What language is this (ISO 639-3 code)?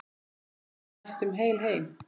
isl